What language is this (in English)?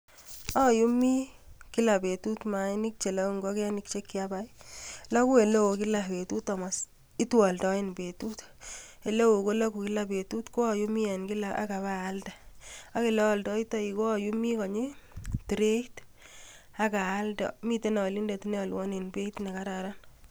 Kalenjin